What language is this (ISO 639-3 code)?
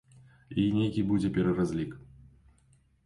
bel